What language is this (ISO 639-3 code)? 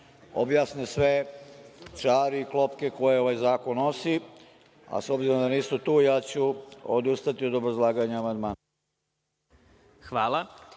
srp